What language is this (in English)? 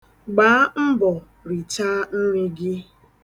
Igbo